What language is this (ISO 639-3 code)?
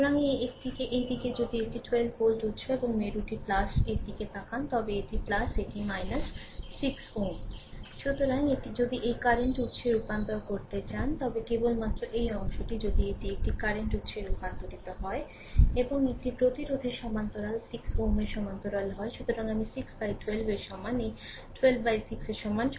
ben